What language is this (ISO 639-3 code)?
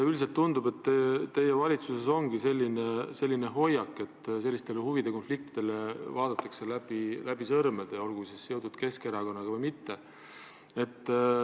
est